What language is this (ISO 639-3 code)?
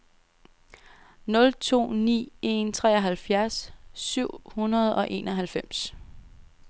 dan